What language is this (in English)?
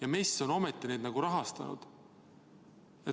Estonian